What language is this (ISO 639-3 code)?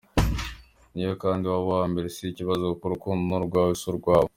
kin